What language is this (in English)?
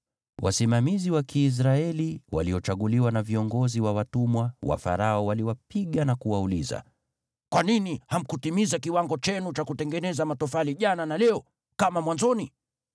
Swahili